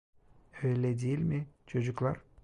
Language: Turkish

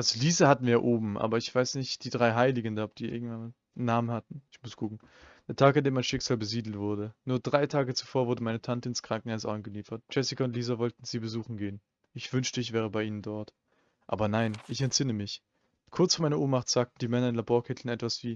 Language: German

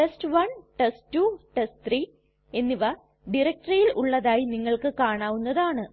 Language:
Malayalam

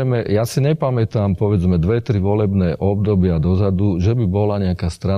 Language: Slovak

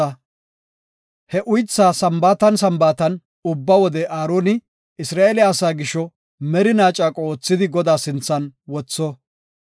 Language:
Gofa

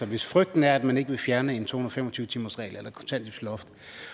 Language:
Danish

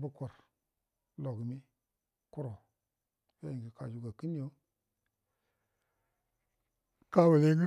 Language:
Buduma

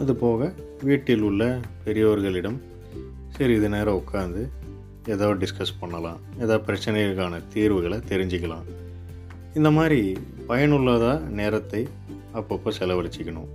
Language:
Tamil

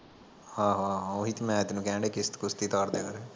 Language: Punjabi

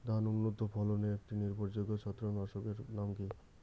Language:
Bangla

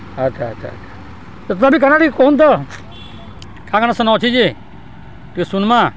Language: Odia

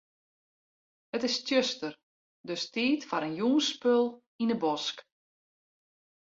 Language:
Western Frisian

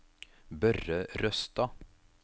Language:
Norwegian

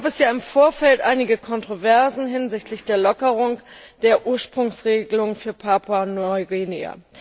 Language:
German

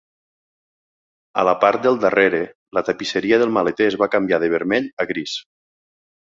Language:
Catalan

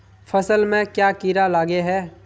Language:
Magahi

